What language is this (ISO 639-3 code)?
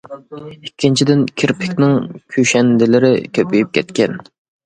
uig